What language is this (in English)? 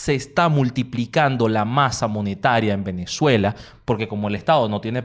Spanish